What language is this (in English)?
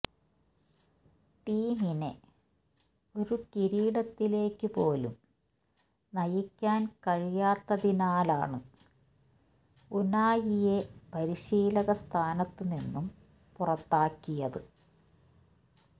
Malayalam